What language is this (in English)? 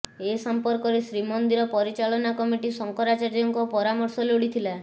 Odia